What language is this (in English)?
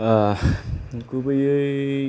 Bodo